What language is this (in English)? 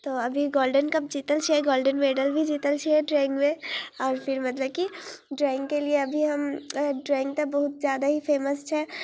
Maithili